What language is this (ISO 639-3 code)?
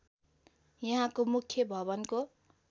nep